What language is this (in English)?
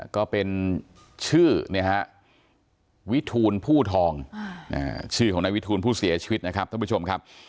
Thai